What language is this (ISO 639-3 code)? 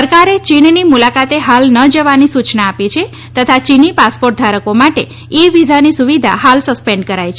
guj